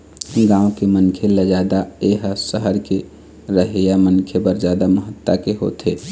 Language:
Chhattisgarhi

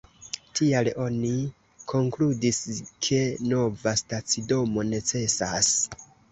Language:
Esperanto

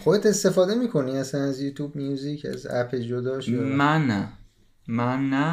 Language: Persian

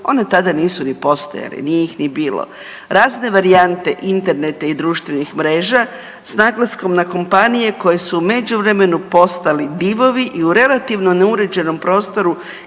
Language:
Croatian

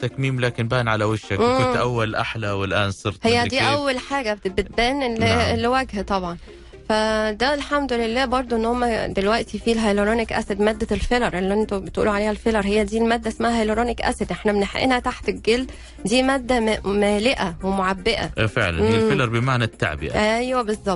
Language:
Arabic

